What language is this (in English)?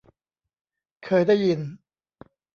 Thai